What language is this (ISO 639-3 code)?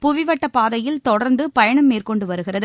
tam